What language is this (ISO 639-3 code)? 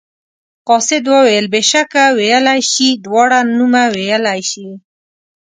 pus